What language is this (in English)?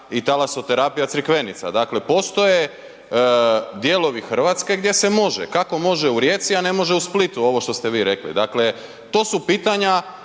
Croatian